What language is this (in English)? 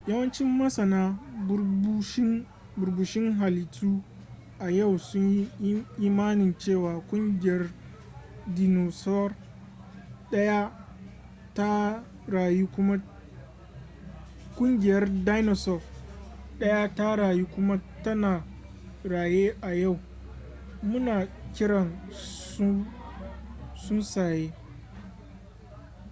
Hausa